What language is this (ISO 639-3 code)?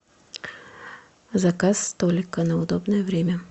rus